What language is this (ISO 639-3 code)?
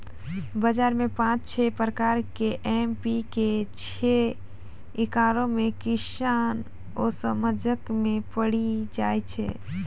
mai